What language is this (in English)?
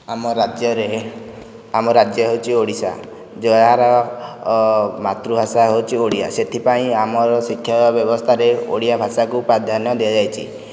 Odia